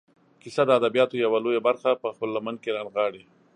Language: Pashto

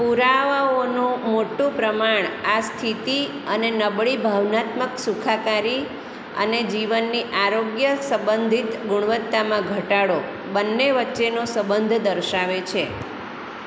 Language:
Gujarati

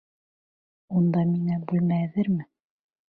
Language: Bashkir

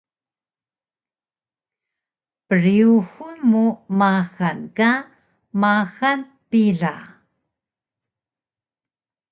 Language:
Taroko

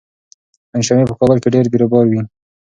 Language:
Pashto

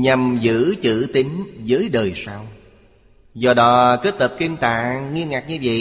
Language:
Vietnamese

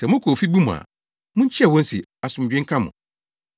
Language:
Akan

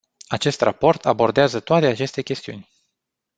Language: Romanian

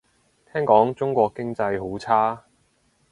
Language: Cantonese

